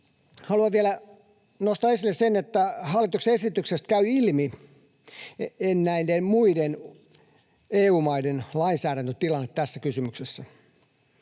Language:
Finnish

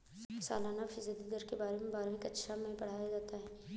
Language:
Hindi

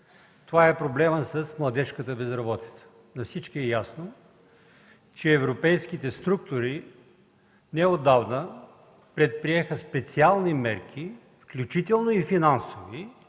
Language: Bulgarian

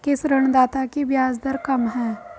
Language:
Hindi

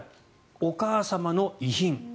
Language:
Japanese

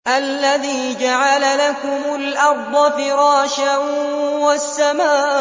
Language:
Arabic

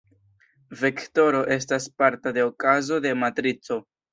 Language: Esperanto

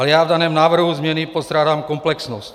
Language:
Czech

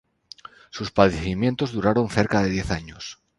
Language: Spanish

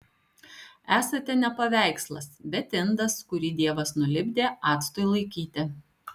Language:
Lithuanian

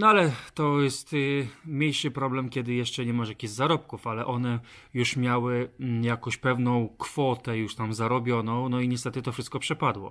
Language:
Polish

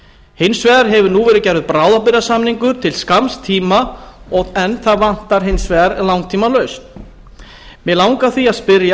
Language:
Icelandic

